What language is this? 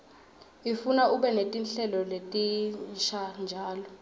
Swati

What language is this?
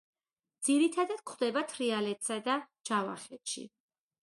Georgian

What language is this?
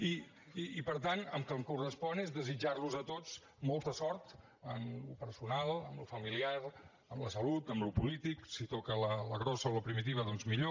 Catalan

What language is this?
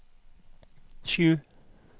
Norwegian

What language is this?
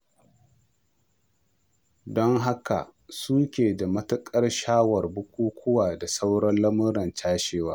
Hausa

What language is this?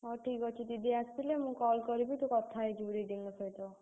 Odia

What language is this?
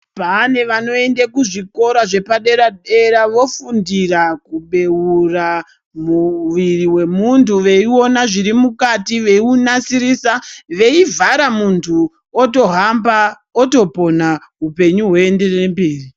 Ndau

